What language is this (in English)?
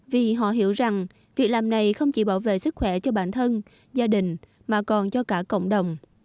Vietnamese